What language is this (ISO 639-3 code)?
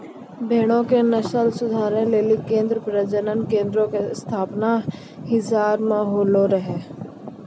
mai